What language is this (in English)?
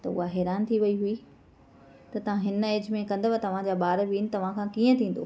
Sindhi